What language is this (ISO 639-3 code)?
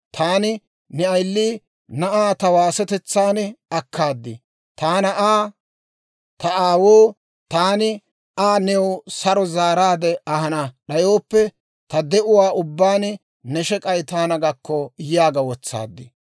dwr